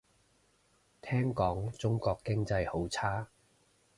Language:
Cantonese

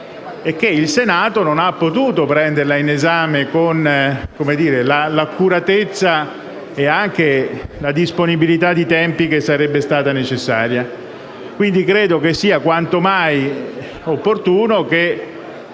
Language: Italian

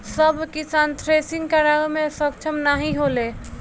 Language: Bhojpuri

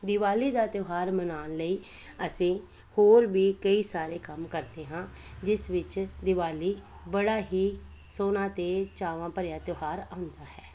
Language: Punjabi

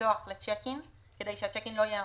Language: Hebrew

